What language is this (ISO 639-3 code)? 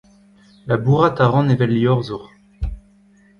bre